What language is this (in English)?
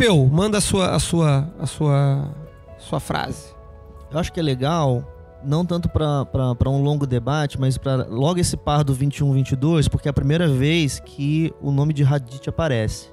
Portuguese